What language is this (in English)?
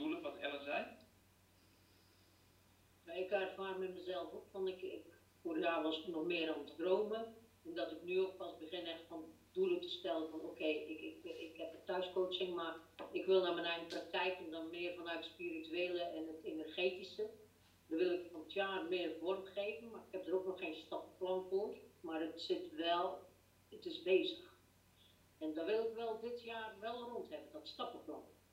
Dutch